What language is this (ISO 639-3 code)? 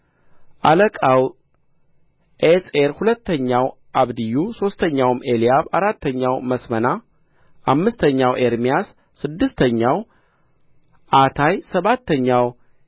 amh